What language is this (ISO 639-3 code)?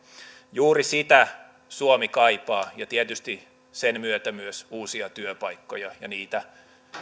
fin